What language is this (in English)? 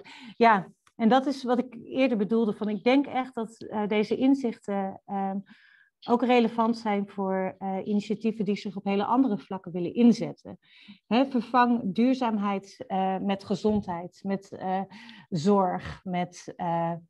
Dutch